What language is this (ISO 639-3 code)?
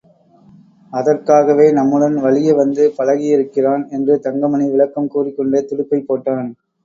tam